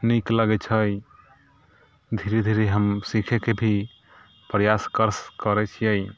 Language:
Maithili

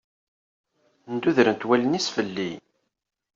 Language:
Kabyle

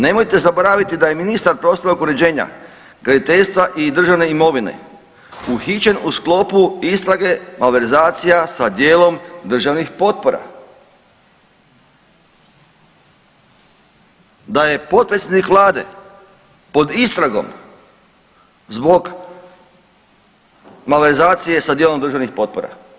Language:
Croatian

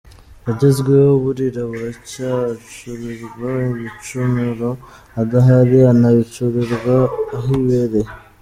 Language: Kinyarwanda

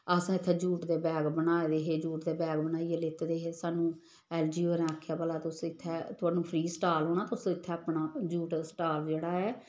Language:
Dogri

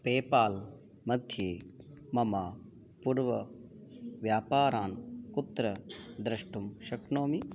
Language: Sanskrit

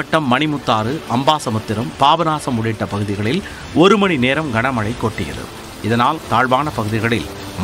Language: Tamil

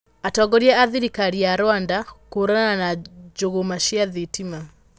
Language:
Kikuyu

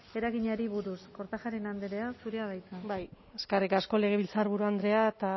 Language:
Basque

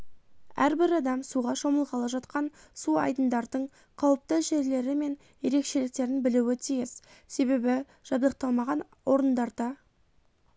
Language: Kazakh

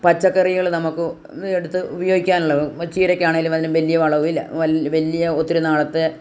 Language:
Malayalam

